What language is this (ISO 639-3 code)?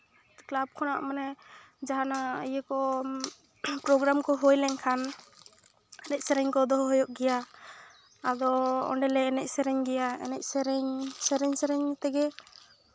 sat